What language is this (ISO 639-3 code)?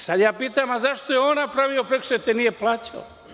srp